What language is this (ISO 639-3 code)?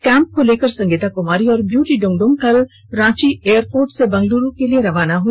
hin